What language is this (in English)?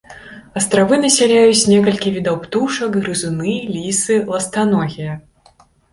Belarusian